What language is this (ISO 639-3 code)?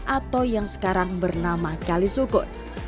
ind